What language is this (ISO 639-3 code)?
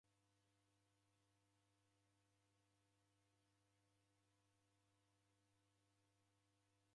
dav